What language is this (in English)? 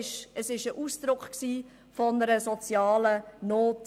Swiss German